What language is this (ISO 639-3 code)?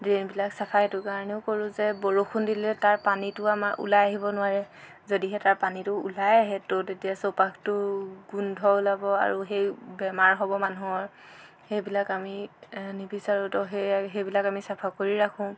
asm